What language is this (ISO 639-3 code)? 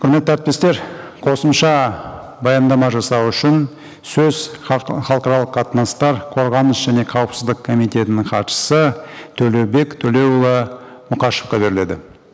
kaz